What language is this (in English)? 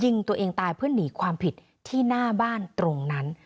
Thai